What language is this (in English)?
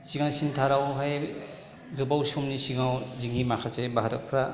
Bodo